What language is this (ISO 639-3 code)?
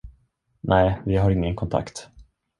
swe